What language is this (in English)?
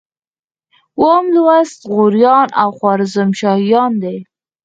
Pashto